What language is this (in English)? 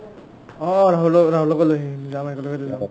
Assamese